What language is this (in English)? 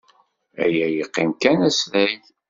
Kabyle